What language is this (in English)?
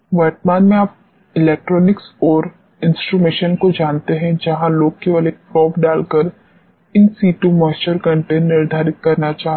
Hindi